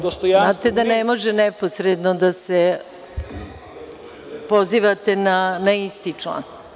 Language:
Serbian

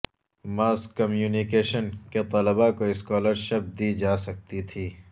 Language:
Urdu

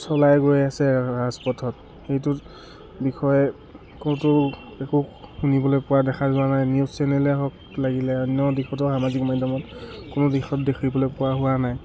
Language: Assamese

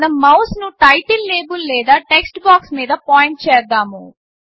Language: Telugu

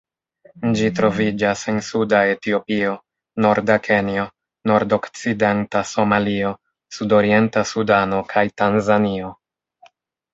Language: Esperanto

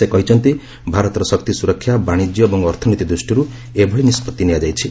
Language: Odia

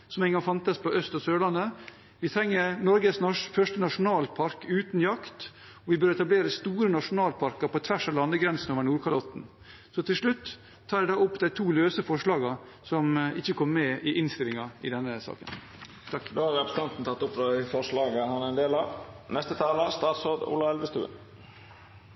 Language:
Norwegian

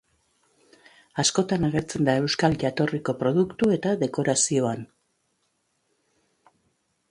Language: Basque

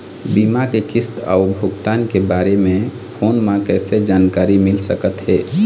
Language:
Chhattisgarhi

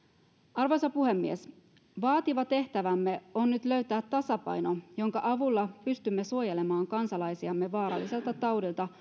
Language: Finnish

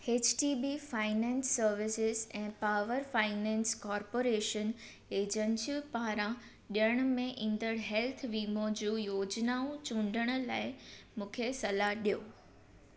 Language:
Sindhi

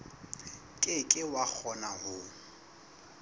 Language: Southern Sotho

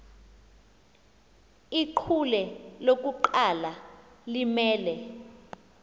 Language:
Xhosa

